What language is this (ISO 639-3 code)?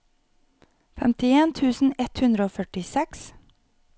nor